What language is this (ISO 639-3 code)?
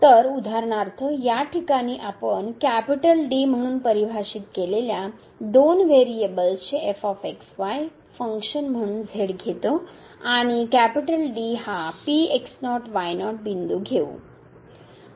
mar